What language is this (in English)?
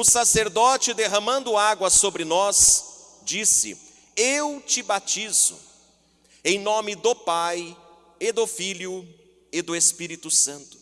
Portuguese